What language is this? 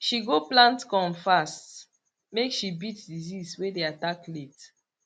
Nigerian Pidgin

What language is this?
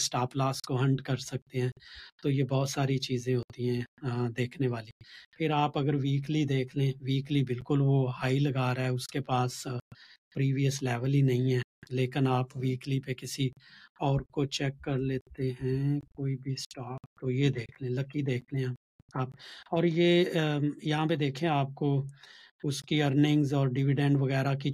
Urdu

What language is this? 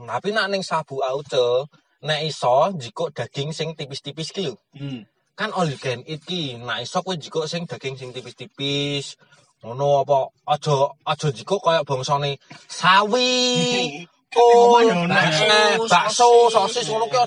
Indonesian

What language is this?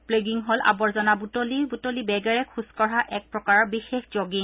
Assamese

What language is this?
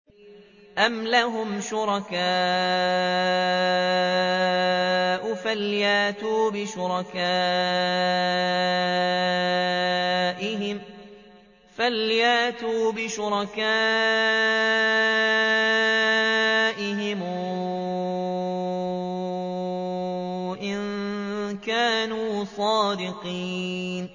Arabic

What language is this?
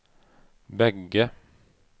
Swedish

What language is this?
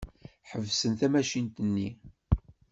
Kabyle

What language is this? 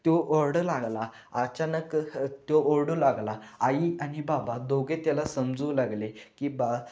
Marathi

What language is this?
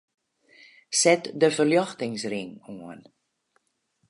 Western Frisian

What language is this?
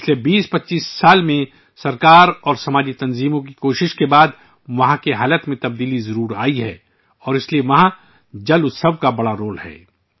Urdu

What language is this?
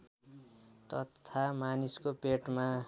Nepali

